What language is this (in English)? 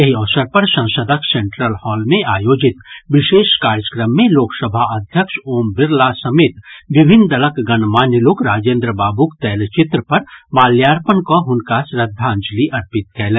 Maithili